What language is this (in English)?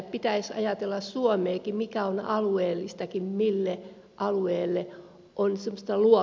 Finnish